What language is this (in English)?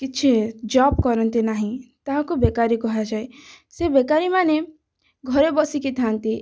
Odia